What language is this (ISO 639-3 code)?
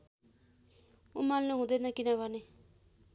nep